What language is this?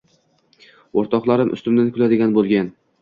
Uzbek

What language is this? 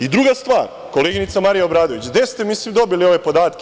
Serbian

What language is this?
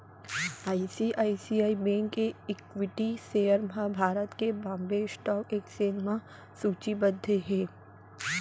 Chhattisgarhi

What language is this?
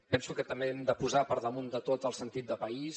Catalan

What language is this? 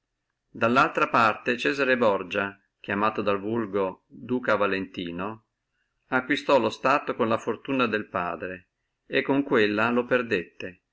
Italian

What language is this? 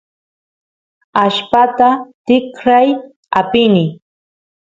Santiago del Estero Quichua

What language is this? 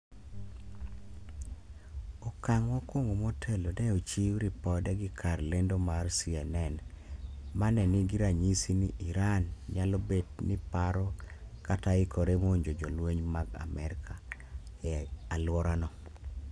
Luo (Kenya and Tanzania)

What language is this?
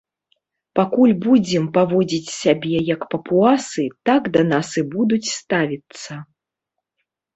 Belarusian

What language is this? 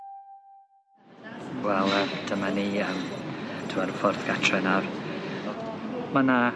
Welsh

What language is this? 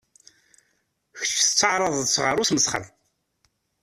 Kabyle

